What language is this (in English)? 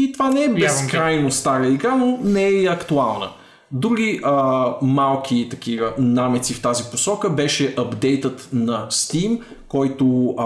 Bulgarian